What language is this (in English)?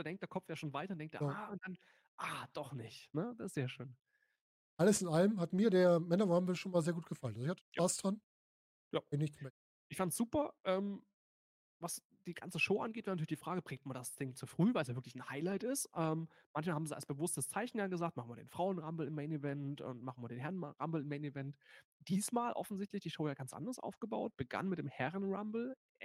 German